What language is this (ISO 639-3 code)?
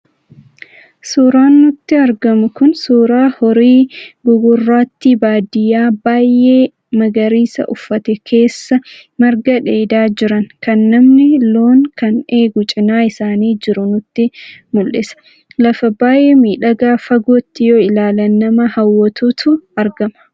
orm